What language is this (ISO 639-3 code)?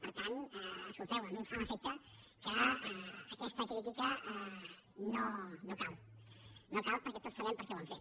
cat